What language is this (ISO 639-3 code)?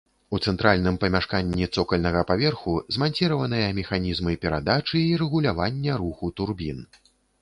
bel